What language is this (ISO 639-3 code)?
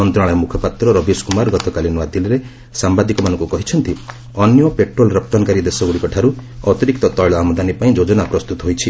ori